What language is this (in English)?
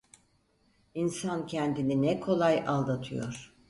Turkish